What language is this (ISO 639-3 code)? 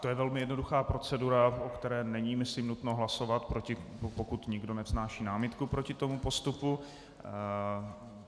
ces